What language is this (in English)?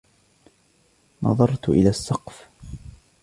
Arabic